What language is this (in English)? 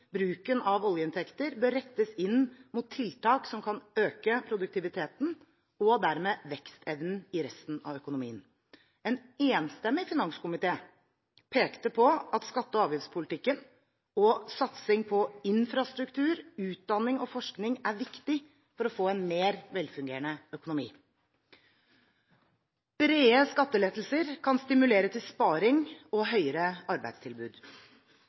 Norwegian Bokmål